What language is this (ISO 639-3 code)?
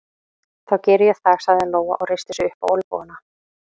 isl